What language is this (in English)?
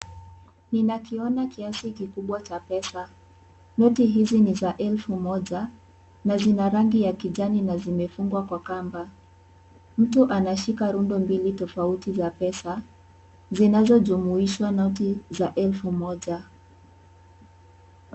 Swahili